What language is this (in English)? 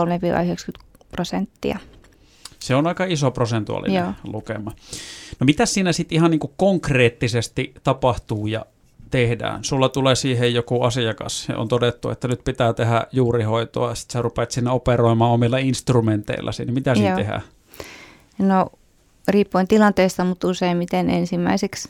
Finnish